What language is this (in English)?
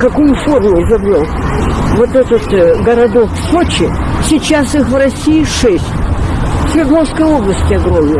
Russian